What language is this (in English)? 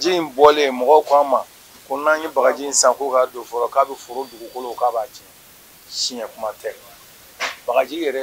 French